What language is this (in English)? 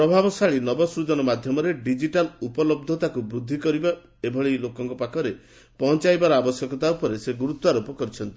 Odia